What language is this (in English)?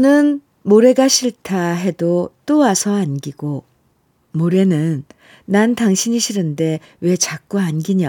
Korean